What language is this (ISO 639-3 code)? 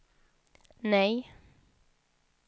swe